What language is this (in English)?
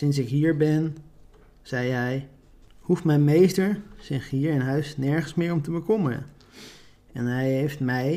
Dutch